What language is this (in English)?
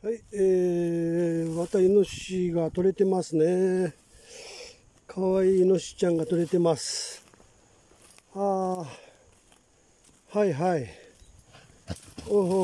Japanese